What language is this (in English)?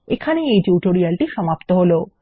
Bangla